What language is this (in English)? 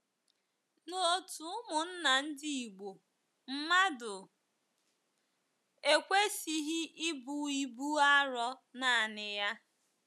Igbo